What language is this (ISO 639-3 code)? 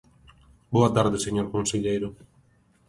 glg